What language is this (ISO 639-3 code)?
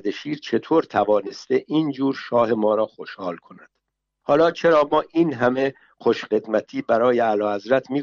fas